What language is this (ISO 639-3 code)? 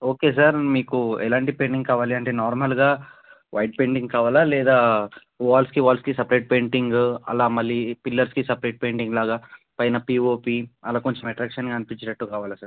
tel